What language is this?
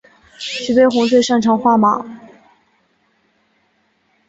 Chinese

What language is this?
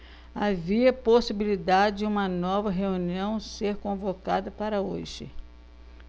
Portuguese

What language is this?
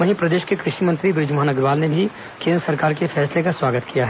Hindi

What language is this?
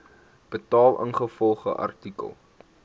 Afrikaans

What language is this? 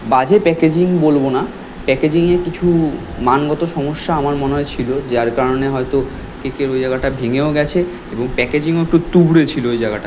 Bangla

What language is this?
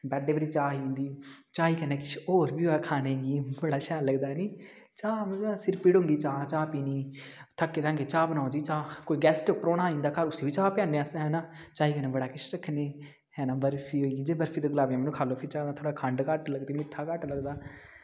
Dogri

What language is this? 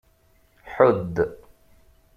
Kabyle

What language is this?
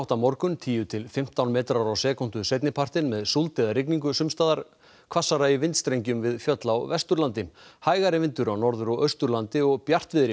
Icelandic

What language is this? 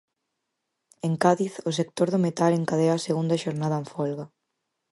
Galician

